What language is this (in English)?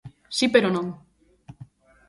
Galician